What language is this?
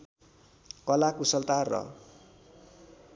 Nepali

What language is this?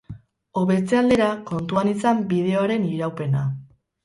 Basque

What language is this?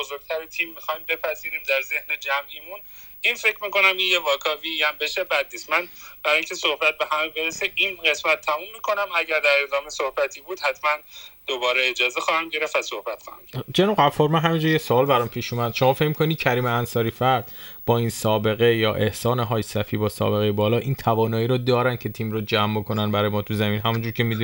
Persian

